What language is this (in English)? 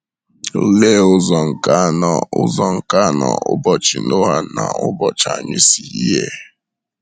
Igbo